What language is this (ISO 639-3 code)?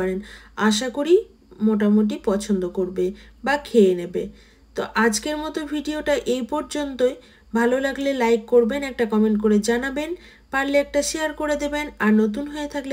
ces